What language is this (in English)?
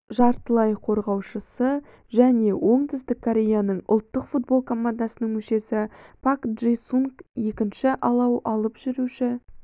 Kazakh